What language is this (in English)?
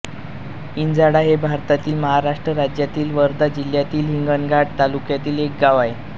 Marathi